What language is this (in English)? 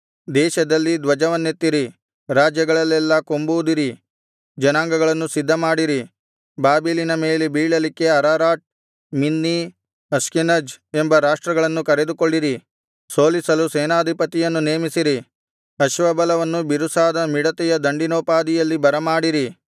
Kannada